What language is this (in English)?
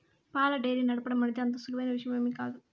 Telugu